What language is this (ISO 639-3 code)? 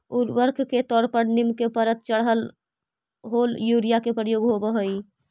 mag